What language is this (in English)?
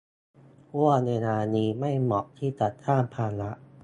Thai